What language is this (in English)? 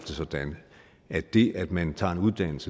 Danish